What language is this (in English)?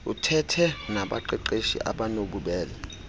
Xhosa